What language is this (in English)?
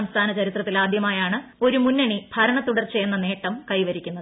Malayalam